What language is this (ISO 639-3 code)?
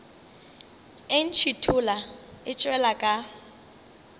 nso